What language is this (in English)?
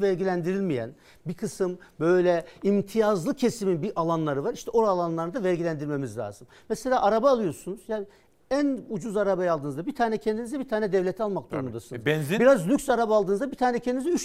Turkish